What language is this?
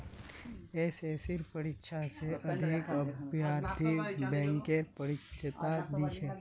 Magahi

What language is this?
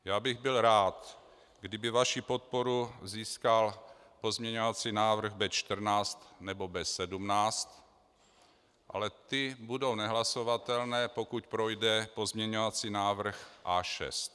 Czech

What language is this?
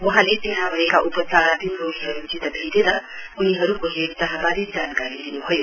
Nepali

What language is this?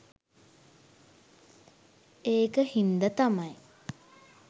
Sinhala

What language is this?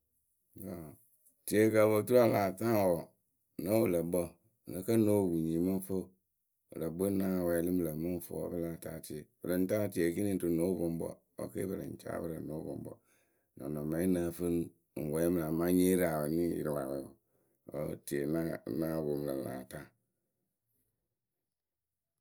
Akebu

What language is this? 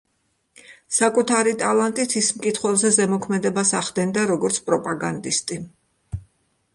Georgian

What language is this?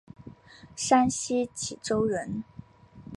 Chinese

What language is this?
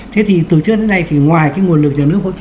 Vietnamese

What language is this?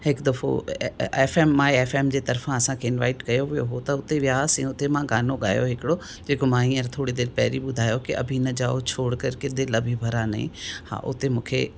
Sindhi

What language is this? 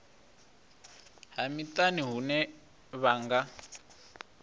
Venda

